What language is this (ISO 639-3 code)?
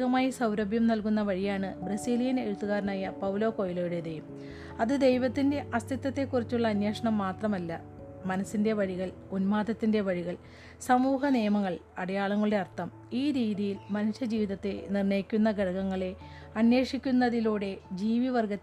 mal